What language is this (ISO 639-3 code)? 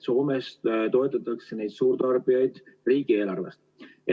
est